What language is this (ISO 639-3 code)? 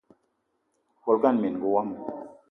eto